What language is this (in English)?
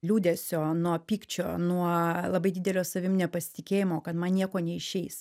Lithuanian